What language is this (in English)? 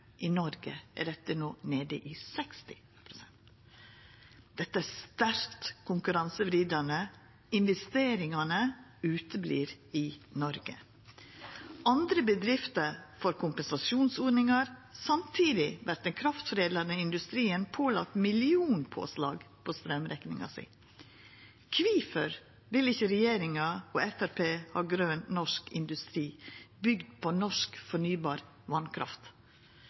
Norwegian Nynorsk